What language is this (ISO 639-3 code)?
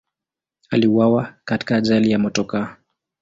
swa